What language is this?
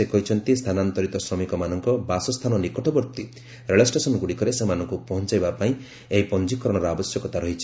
Odia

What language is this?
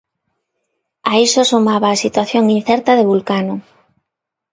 Galician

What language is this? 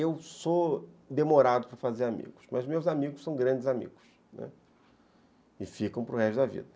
Portuguese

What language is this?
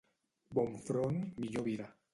Catalan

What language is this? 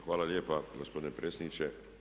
Croatian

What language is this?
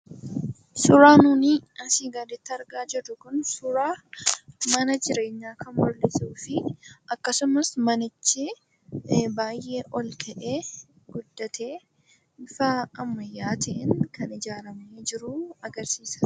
Oromo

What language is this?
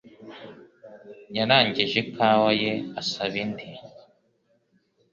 Kinyarwanda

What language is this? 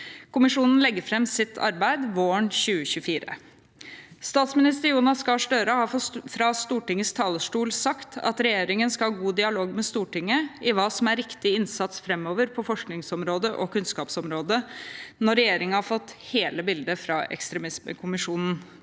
Norwegian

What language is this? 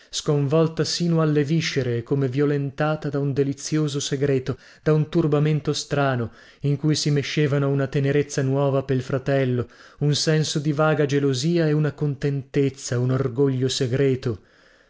Italian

